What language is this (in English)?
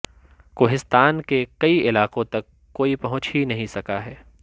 Urdu